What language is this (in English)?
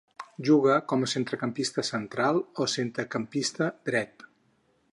Catalan